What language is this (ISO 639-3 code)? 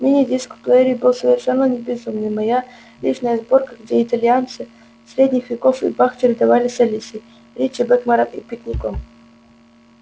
rus